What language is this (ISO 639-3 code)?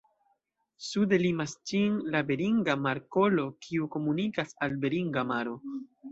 epo